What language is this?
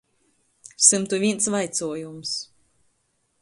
Latgalian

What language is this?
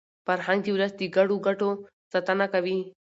Pashto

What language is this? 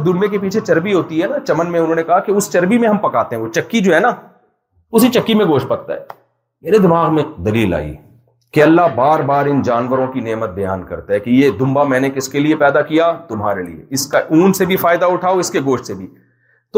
Urdu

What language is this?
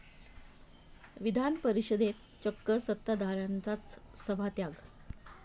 Marathi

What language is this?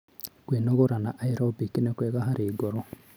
Kikuyu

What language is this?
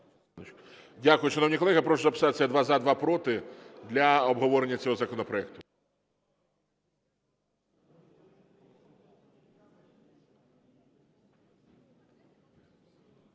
Ukrainian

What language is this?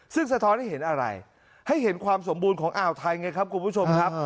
Thai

